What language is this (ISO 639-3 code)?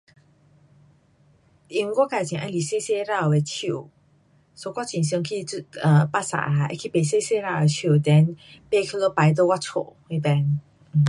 cpx